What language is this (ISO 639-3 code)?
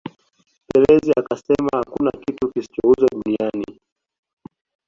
swa